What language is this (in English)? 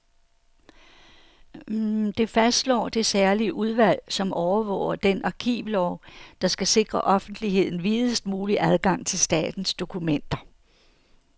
Danish